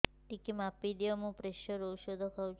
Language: Odia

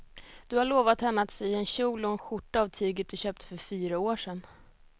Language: Swedish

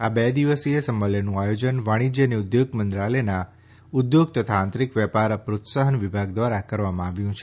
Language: Gujarati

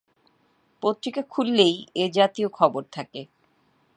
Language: Bangla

